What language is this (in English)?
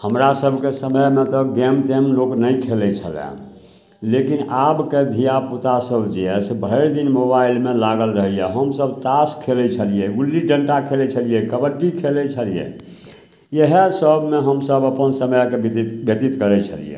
Maithili